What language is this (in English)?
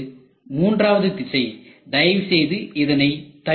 Tamil